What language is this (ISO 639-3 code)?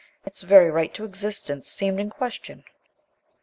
eng